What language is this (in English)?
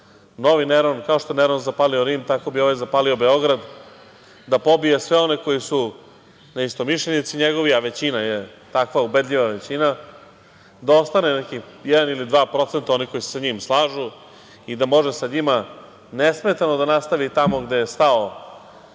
Serbian